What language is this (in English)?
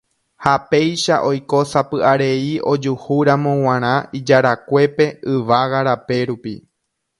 Guarani